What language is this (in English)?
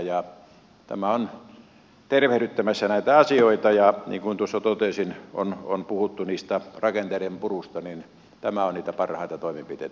Finnish